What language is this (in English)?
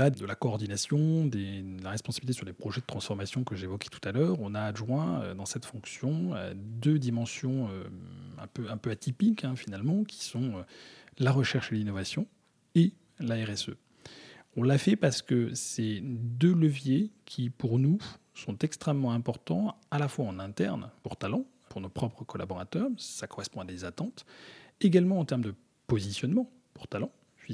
French